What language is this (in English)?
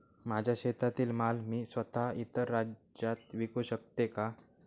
Marathi